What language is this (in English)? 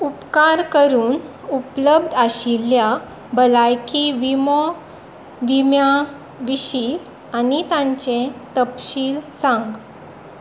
Konkani